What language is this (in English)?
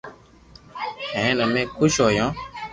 Loarki